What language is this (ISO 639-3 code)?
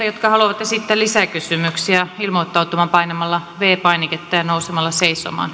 fin